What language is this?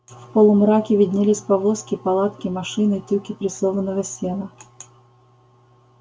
Russian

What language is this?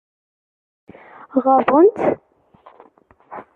Kabyle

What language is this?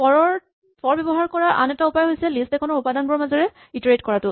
Assamese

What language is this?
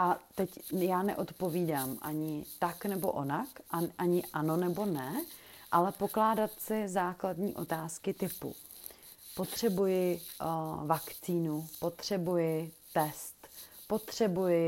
Czech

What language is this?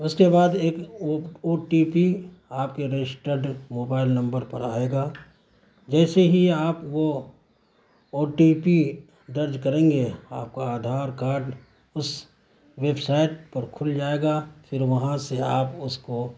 Urdu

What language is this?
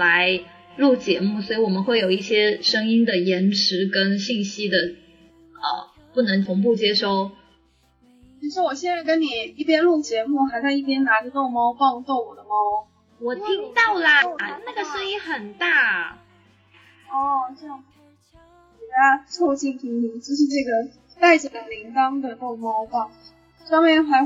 Chinese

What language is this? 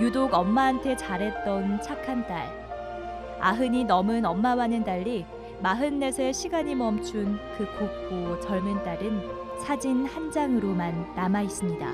Korean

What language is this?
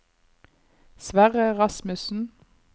Norwegian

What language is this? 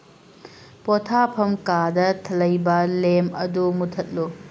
Manipuri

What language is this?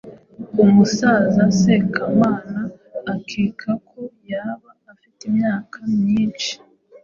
Kinyarwanda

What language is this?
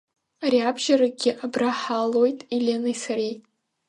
Abkhazian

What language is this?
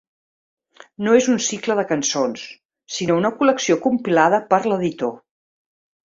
Catalan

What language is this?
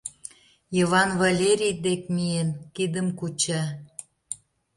Mari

